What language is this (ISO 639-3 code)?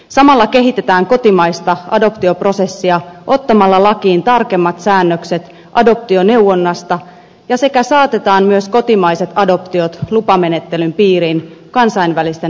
fin